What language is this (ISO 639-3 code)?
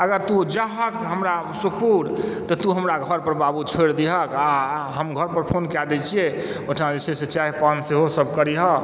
mai